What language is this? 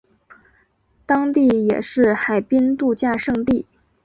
Chinese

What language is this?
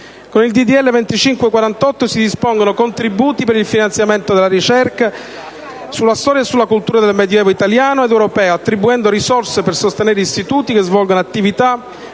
Italian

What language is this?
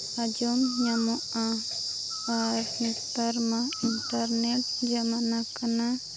Santali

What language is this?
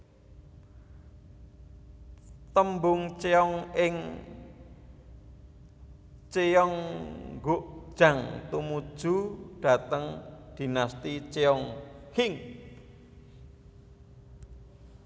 Javanese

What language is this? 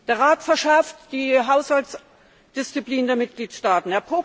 German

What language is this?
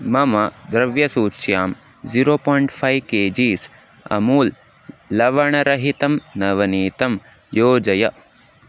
Sanskrit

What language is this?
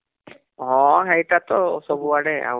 Odia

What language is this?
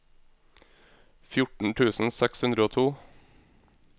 Norwegian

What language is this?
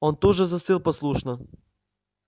Russian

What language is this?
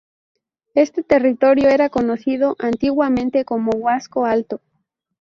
Spanish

